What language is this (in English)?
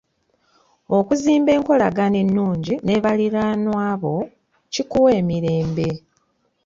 Ganda